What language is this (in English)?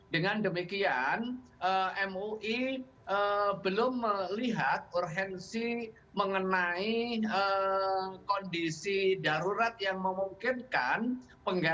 Indonesian